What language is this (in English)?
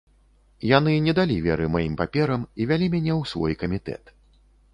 Belarusian